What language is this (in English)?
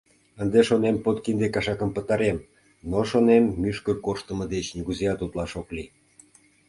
Mari